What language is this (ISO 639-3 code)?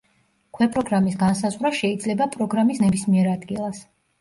kat